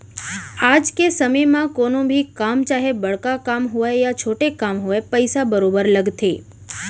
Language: Chhattisgarhi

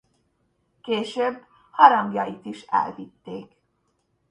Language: Hungarian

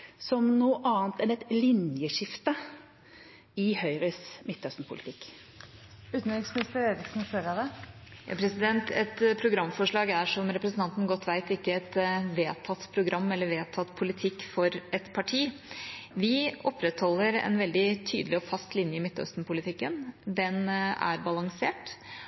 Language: Norwegian Bokmål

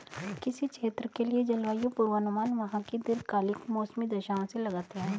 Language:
Hindi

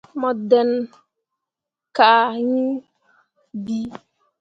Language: Mundang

